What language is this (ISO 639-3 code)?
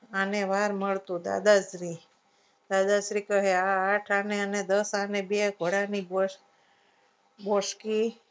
guj